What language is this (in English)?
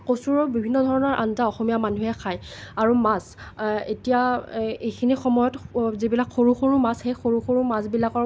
Assamese